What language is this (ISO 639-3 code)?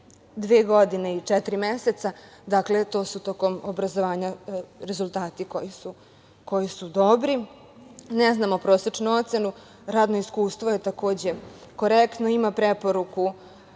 srp